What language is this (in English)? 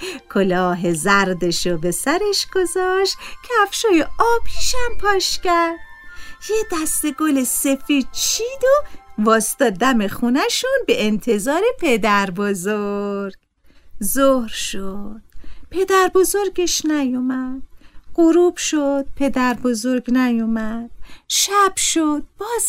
Persian